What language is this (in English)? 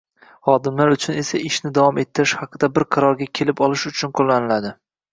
Uzbek